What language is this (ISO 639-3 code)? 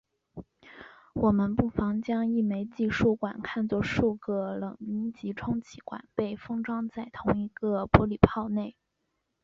zho